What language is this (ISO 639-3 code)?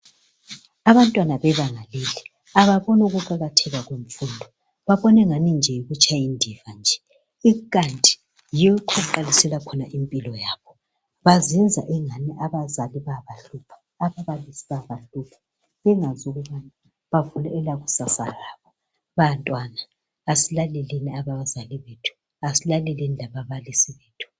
nde